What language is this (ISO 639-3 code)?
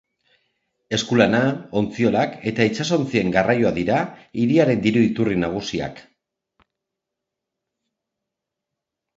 eus